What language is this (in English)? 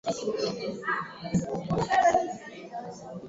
Swahili